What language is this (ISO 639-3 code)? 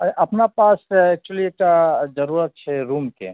mai